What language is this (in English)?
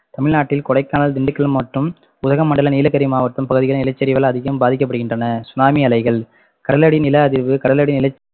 Tamil